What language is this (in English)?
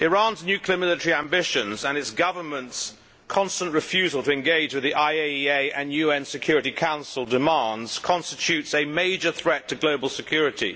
English